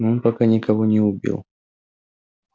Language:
Russian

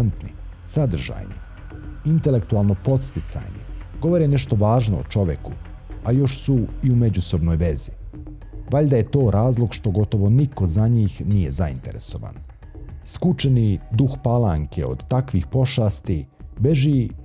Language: Croatian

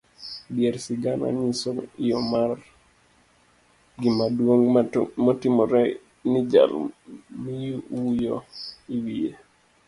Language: Luo (Kenya and Tanzania)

